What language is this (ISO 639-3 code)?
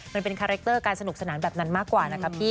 tha